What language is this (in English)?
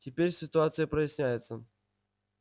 Russian